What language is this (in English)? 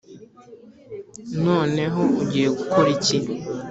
Kinyarwanda